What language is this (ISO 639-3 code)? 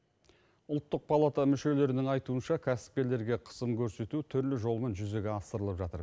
kaz